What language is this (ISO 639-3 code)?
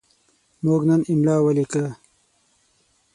pus